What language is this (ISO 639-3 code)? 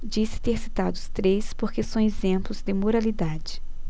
por